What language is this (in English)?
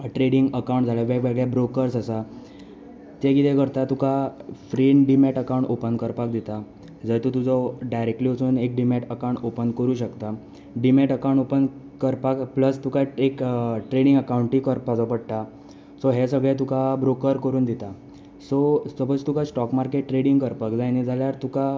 Konkani